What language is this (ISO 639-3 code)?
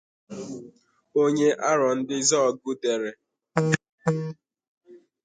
ibo